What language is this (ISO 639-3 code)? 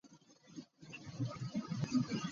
lug